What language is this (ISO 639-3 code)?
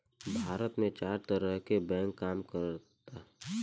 bho